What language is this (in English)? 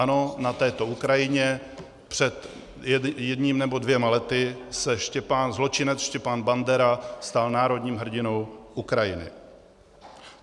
Czech